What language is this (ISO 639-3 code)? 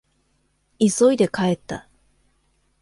jpn